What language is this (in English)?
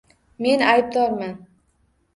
Uzbek